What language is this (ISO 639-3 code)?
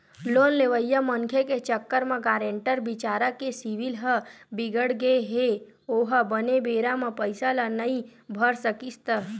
hne